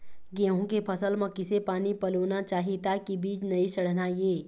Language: Chhattisgarhi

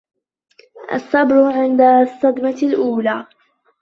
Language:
Arabic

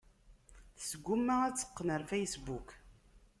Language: Kabyle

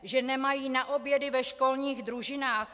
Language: Czech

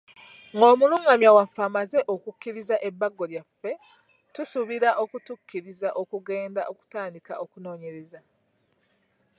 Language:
Ganda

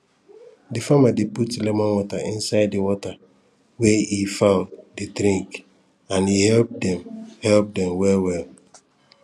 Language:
Nigerian Pidgin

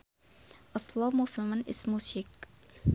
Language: Sundanese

